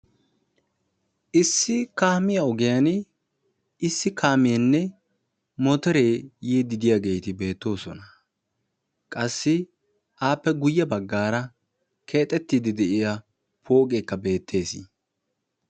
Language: Wolaytta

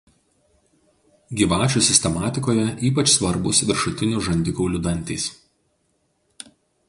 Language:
Lithuanian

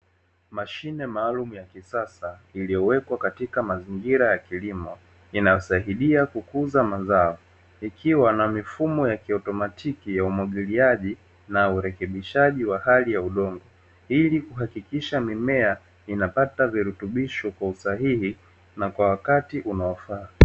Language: Swahili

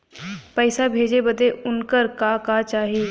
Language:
Bhojpuri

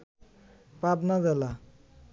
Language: Bangla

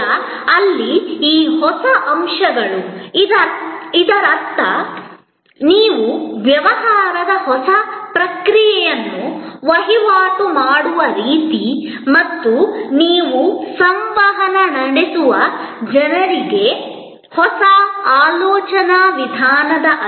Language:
Kannada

